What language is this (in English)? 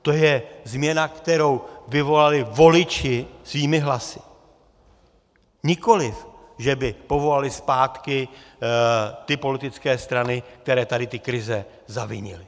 Czech